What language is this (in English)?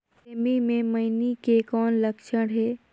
Chhattisgarhi